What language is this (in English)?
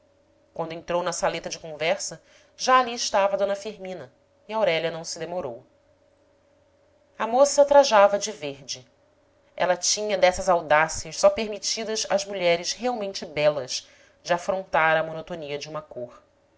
Portuguese